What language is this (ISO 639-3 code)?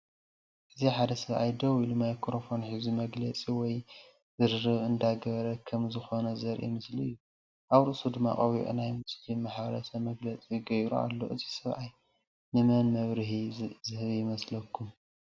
tir